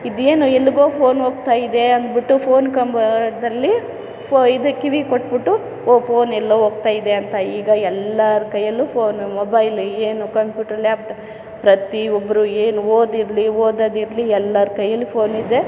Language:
Kannada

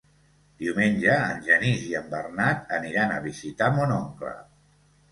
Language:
Catalan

